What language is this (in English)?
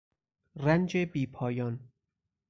Persian